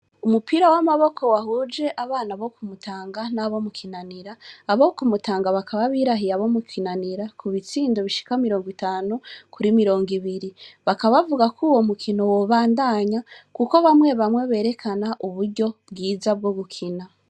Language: Rundi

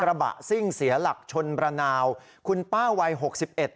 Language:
Thai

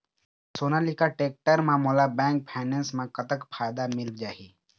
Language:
Chhattisgarhi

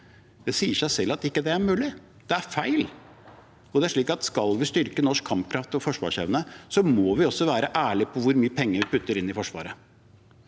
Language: Norwegian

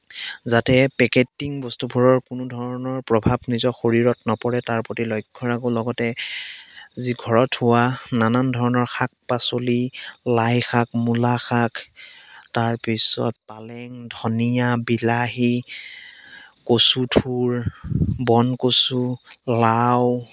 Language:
Assamese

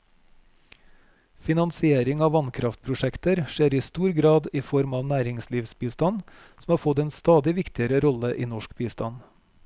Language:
Norwegian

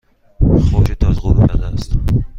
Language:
Persian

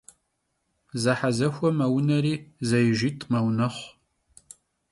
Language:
Kabardian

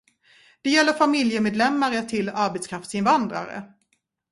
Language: Swedish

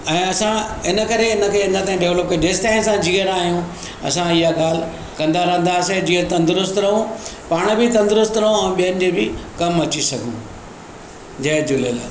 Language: Sindhi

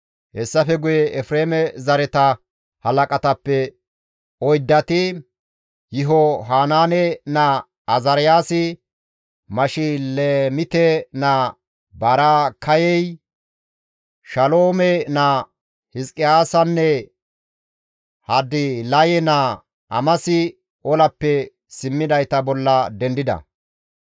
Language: Gamo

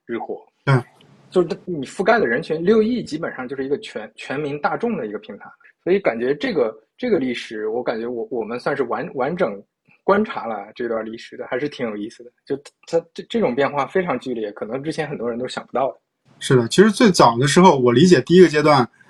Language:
Chinese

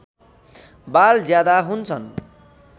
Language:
Nepali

